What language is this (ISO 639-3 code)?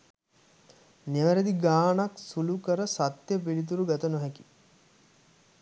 sin